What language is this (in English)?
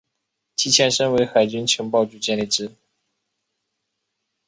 Chinese